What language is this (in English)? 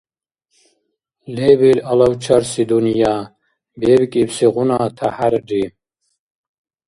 Dargwa